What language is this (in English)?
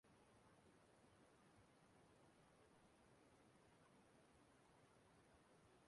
Igbo